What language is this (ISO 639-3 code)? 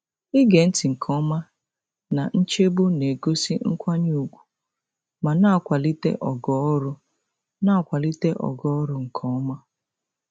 ibo